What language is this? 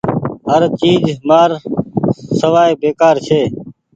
Goaria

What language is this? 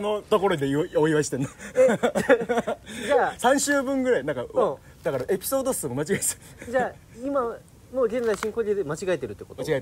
Japanese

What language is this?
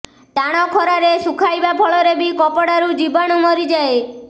Odia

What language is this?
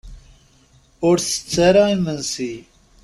Kabyle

